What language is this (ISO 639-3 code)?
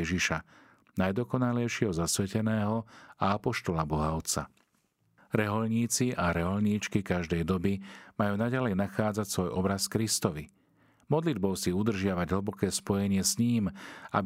slk